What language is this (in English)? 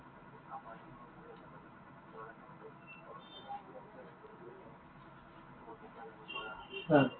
Assamese